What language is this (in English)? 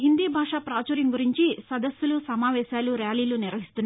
Telugu